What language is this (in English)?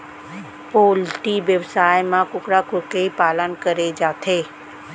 Chhattisgarhi